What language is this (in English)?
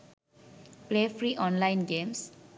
Sinhala